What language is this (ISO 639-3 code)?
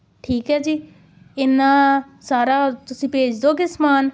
pan